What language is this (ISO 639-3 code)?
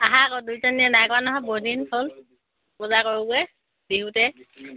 asm